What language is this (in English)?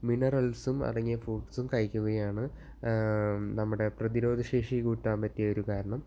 Malayalam